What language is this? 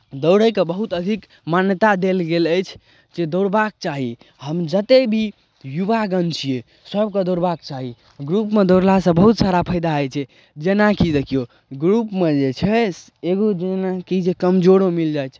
Maithili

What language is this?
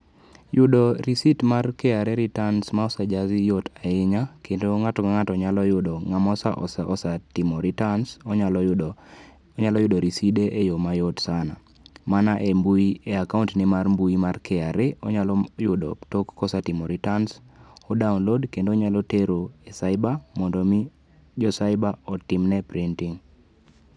Luo (Kenya and Tanzania)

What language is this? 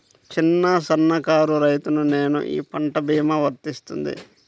Telugu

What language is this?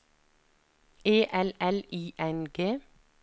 Norwegian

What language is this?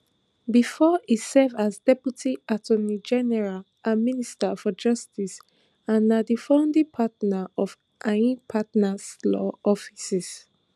Nigerian Pidgin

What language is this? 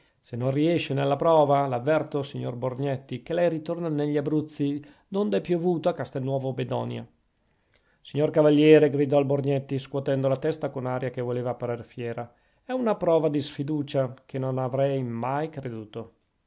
Italian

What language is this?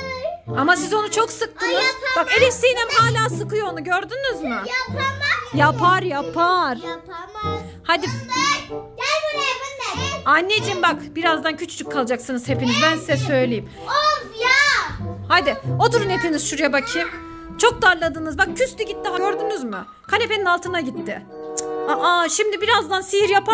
Turkish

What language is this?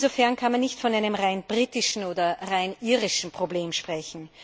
German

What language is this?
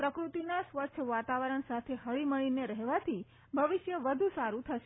Gujarati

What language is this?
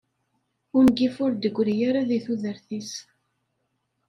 Kabyle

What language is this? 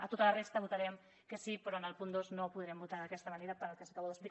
Catalan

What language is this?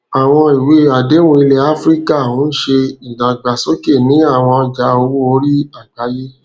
Yoruba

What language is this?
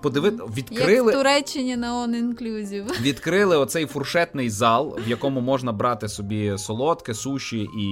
Ukrainian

